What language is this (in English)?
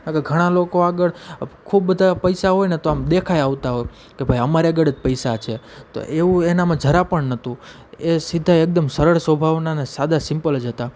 Gujarati